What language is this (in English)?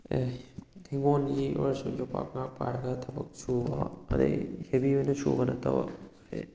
Manipuri